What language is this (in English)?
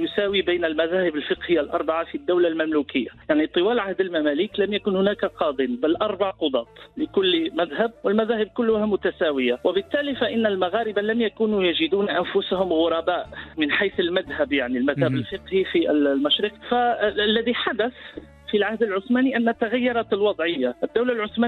Arabic